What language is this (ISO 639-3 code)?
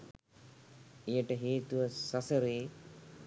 sin